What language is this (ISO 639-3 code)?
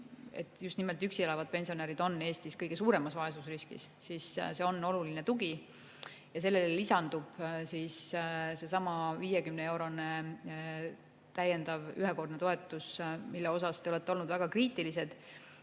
est